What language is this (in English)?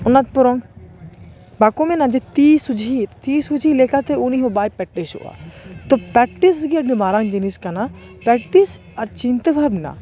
Santali